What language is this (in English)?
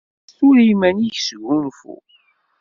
Kabyle